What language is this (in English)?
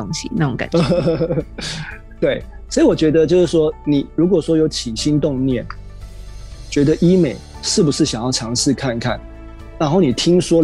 Chinese